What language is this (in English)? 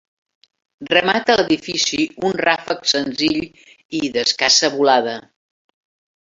Catalan